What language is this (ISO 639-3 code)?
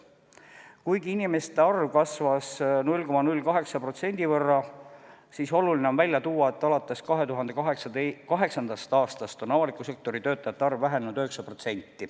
est